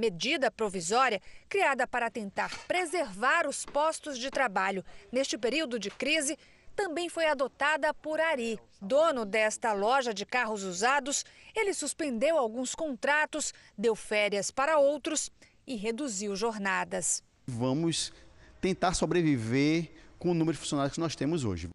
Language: Portuguese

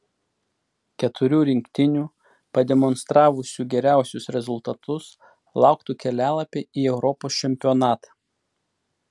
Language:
Lithuanian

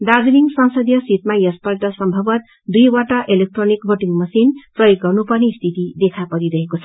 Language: Nepali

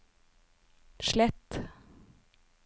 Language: Norwegian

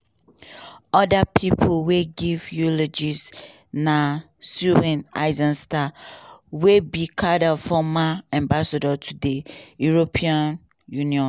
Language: Nigerian Pidgin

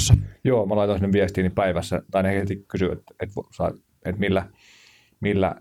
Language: Finnish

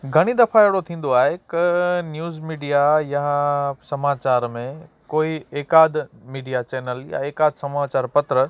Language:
Sindhi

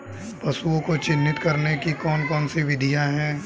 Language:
Hindi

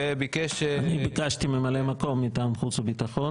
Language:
Hebrew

